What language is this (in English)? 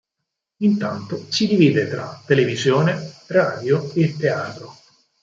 Italian